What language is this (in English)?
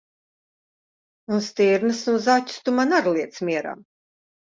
Latvian